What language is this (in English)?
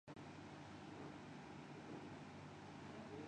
Urdu